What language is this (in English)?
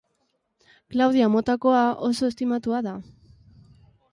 Basque